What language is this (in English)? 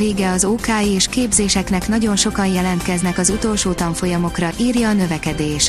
Hungarian